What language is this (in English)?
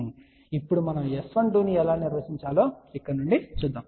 Telugu